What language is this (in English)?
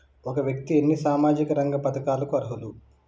Telugu